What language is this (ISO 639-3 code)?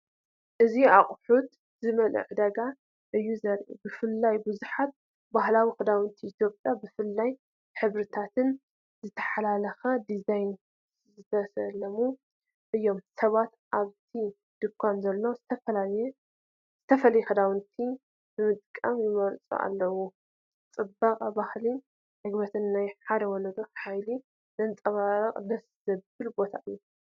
tir